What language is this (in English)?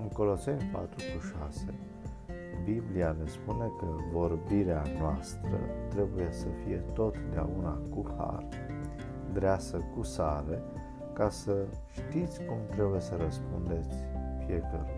Romanian